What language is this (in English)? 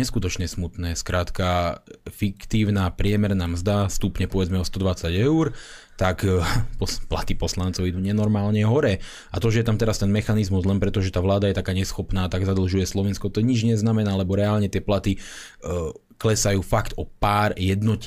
Slovak